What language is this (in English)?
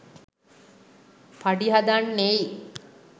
Sinhala